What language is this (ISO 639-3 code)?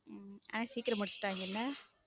tam